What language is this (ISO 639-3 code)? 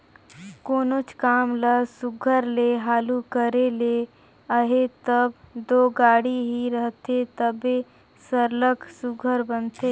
hne